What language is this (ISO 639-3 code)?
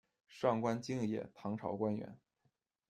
zho